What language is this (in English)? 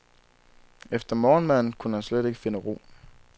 Danish